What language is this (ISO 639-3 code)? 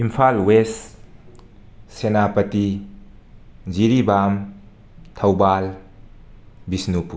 mni